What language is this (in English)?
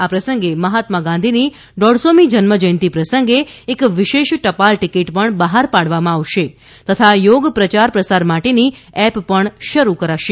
Gujarati